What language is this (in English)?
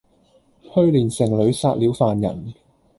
Cantonese